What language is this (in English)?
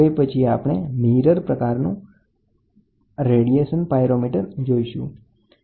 Gujarati